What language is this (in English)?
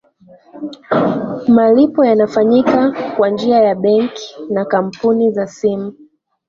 Swahili